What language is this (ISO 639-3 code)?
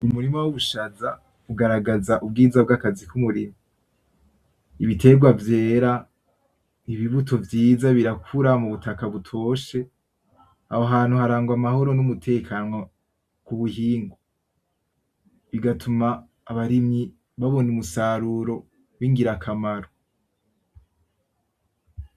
run